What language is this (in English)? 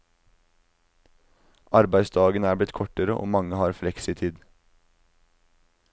Norwegian